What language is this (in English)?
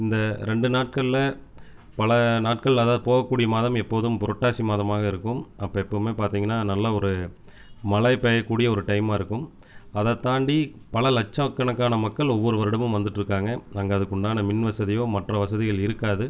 Tamil